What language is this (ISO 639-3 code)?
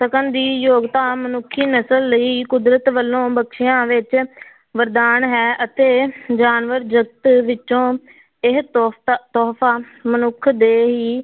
pan